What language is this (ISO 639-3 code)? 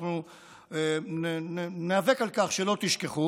heb